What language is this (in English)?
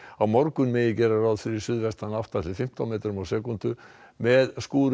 Icelandic